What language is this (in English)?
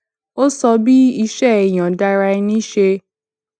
Yoruba